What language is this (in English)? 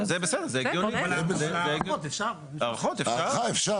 Hebrew